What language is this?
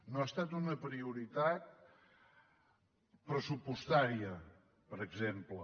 Catalan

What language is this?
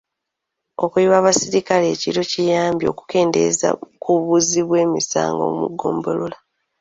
Ganda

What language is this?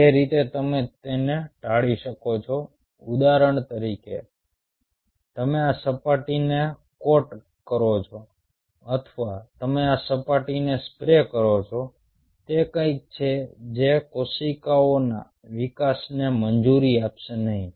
Gujarati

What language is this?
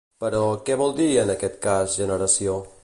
Catalan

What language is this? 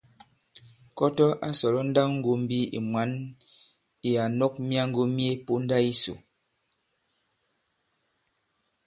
Bankon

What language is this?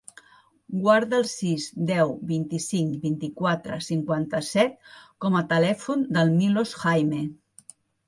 Catalan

